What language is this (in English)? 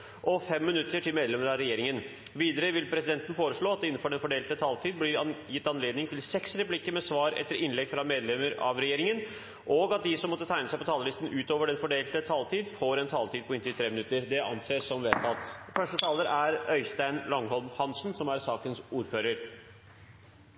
Norwegian Nynorsk